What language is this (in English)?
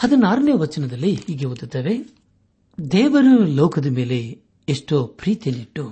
Kannada